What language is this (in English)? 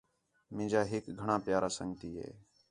Khetrani